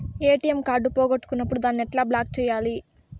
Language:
Telugu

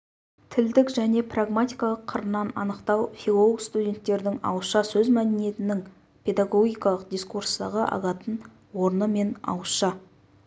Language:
Kazakh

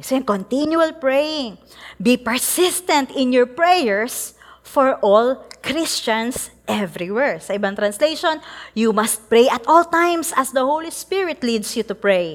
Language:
Filipino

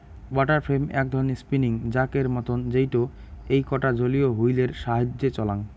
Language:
Bangla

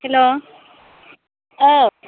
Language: Bodo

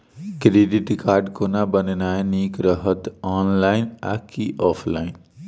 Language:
Maithili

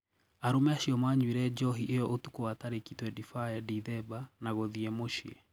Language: Kikuyu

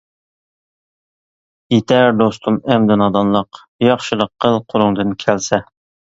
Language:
Uyghur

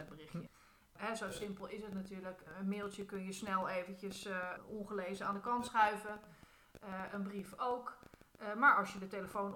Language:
Dutch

